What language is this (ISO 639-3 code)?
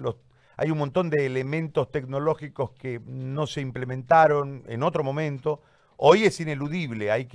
spa